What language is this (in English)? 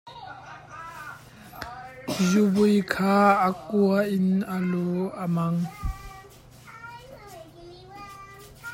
Hakha Chin